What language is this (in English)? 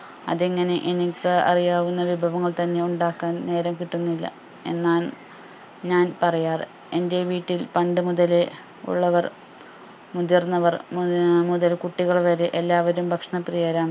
Malayalam